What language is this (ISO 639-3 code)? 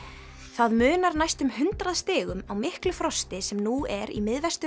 isl